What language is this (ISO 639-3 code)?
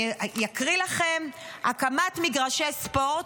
heb